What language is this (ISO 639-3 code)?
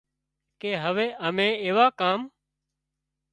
kxp